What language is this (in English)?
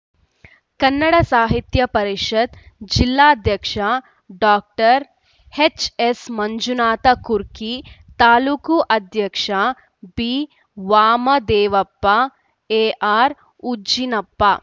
Kannada